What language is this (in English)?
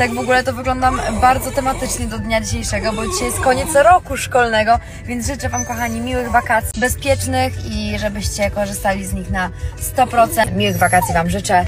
Polish